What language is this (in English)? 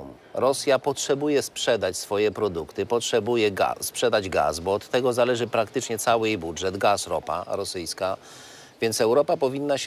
Polish